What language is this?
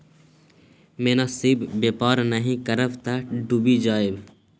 Maithili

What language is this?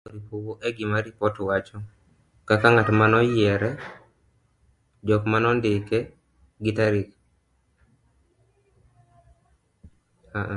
Luo (Kenya and Tanzania)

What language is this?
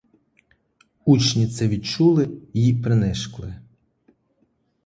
Ukrainian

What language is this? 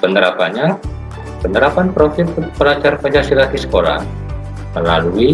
Indonesian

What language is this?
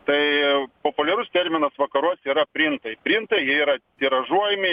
Lithuanian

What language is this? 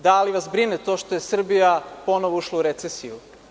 Serbian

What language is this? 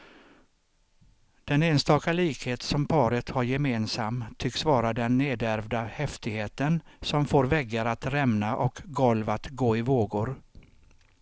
Swedish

